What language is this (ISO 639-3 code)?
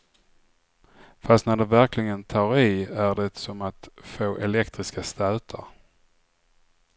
swe